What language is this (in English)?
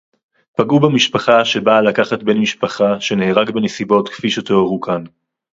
Hebrew